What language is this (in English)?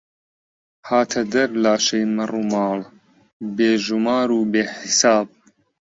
Central Kurdish